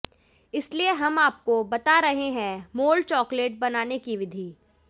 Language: Hindi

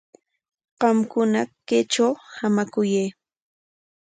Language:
Corongo Ancash Quechua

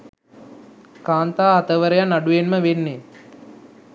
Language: Sinhala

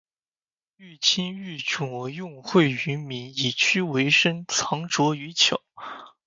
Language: Chinese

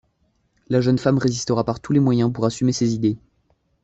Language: French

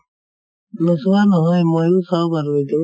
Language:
Assamese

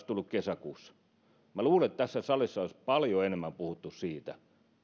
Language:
Finnish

